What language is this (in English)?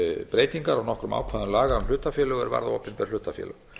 Icelandic